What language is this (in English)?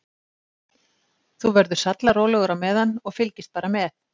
Icelandic